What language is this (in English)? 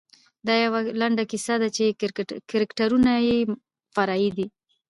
Pashto